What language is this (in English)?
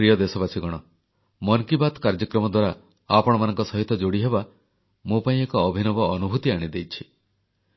Odia